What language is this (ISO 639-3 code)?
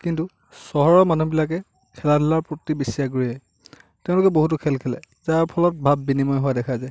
asm